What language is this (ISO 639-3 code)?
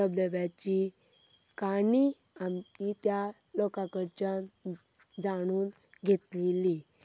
kok